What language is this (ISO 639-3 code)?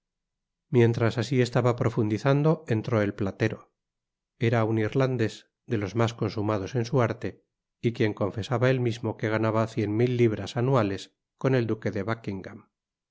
spa